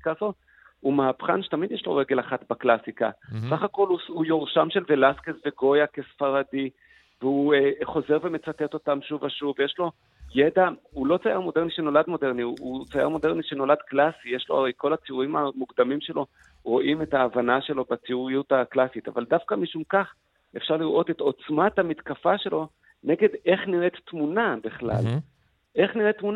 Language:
Hebrew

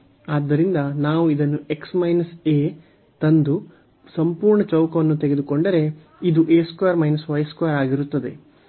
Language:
Kannada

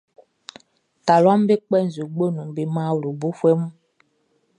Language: Baoulé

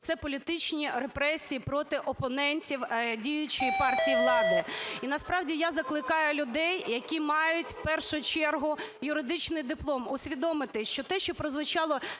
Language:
Ukrainian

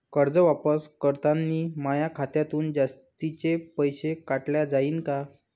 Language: Marathi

